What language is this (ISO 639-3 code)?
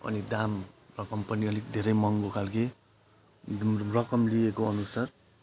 nep